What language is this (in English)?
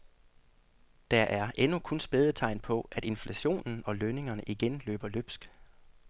Danish